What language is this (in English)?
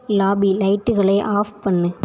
Tamil